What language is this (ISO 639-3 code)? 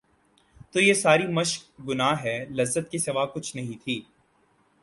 urd